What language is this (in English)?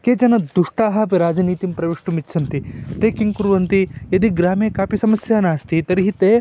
Sanskrit